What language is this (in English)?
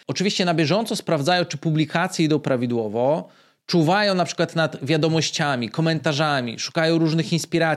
Polish